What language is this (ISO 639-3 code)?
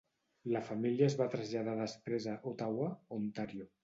cat